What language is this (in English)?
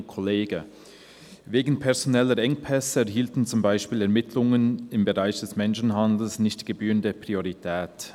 Swiss German